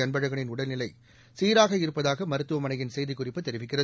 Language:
Tamil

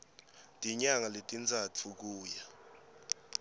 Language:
Swati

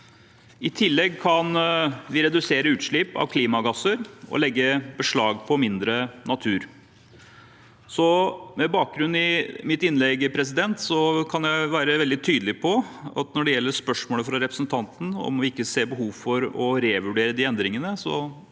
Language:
Norwegian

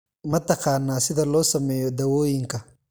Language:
Somali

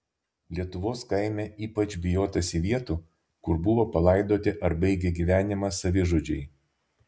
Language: Lithuanian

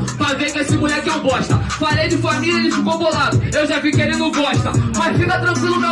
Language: Portuguese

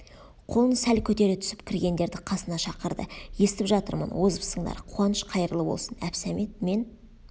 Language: Kazakh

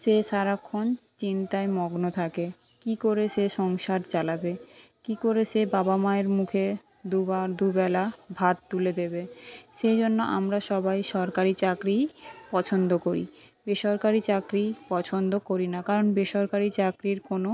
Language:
Bangla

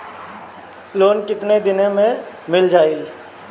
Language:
Bhojpuri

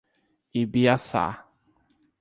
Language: Portuguese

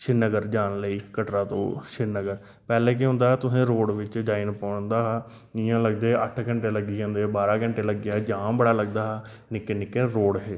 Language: Dogri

